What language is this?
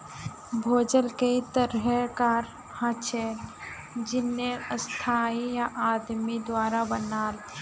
Magahi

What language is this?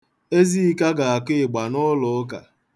Igbo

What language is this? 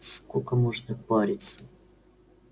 Russian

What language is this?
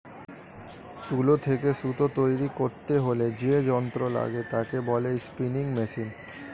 Bangla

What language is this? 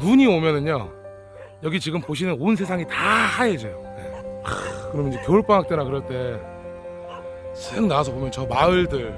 Korean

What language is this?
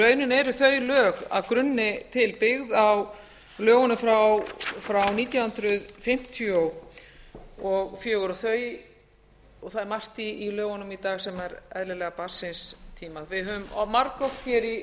Icelandic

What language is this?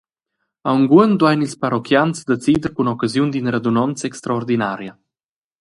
Romansh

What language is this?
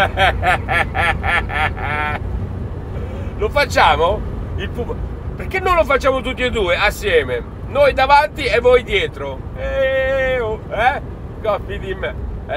Italian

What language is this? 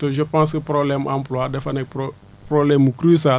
Wolof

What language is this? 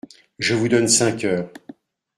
French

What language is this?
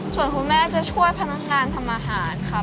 Thai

